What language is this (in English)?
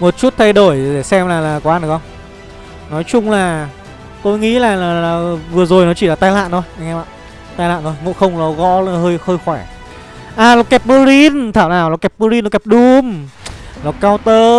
Vietnamese